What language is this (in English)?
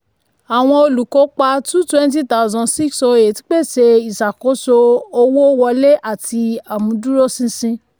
Yoruba